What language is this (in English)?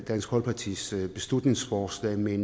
Danish